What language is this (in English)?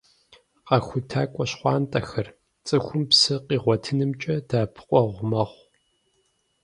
Kabardian